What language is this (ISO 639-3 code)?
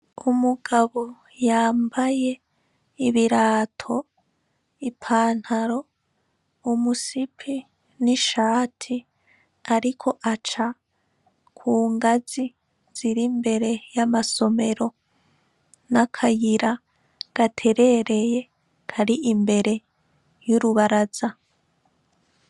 run